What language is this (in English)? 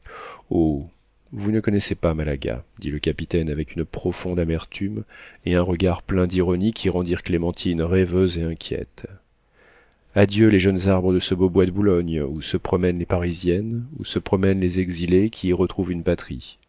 French